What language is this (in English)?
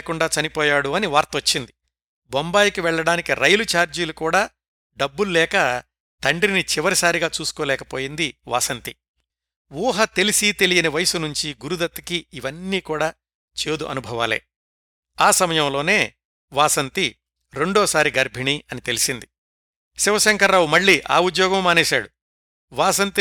Telugu